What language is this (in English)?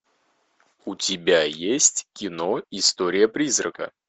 Russian